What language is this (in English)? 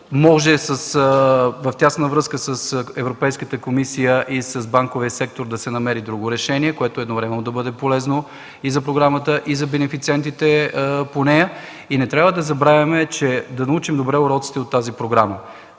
Bulgarian